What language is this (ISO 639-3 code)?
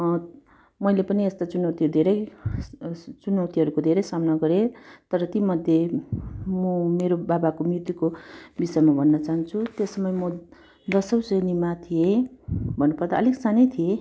nep